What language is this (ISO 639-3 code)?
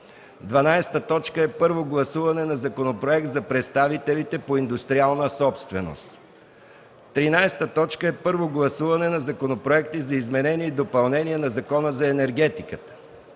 bul